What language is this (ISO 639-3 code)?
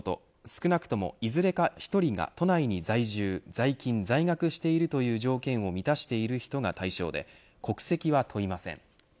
jpn